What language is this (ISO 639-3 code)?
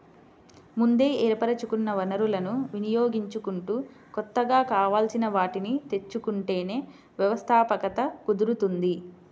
tel